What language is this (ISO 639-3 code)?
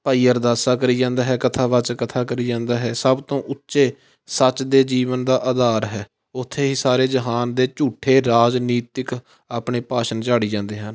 pan